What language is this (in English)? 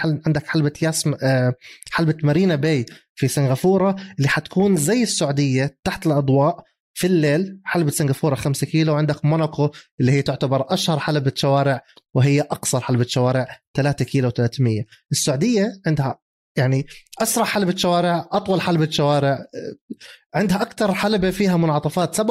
Arabic